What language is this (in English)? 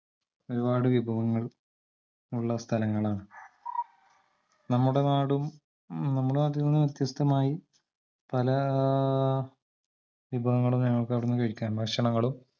Malayalam